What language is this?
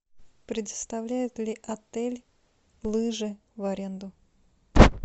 Russian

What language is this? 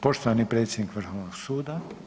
Croatian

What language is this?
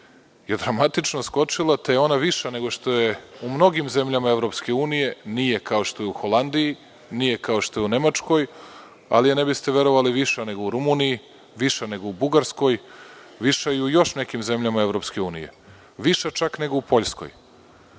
Serbian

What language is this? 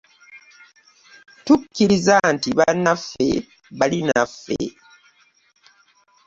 Ganda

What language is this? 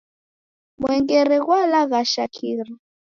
Taita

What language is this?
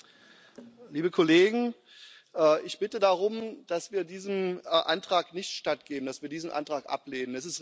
German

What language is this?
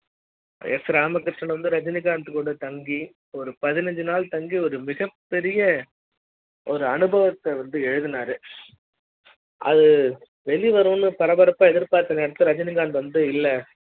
Tamil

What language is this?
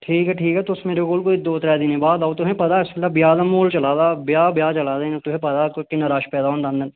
Dogri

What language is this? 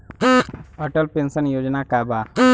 Bhojpuri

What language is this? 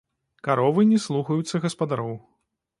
Belarusian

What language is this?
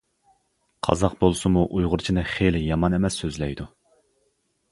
Uyghur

